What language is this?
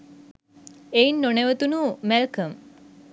Sinhala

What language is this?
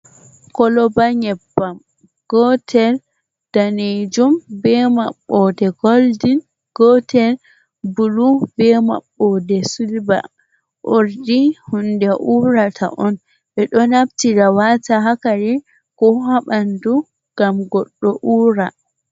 Fula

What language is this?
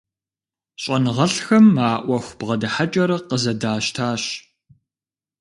Kabardian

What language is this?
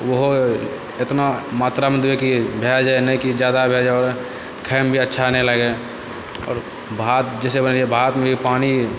Maithili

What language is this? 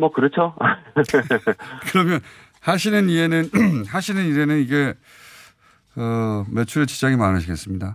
Korean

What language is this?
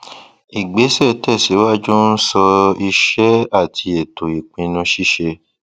Yoruba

